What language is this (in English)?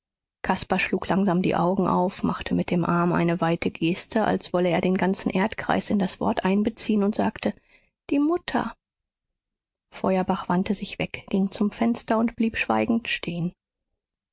German